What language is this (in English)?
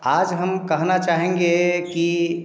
Hindi